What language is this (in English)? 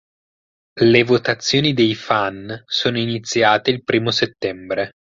Italian